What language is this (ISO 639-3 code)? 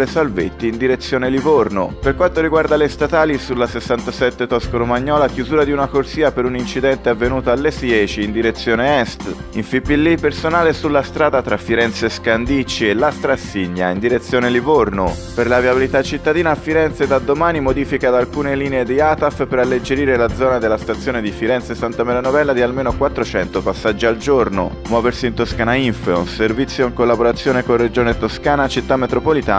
ita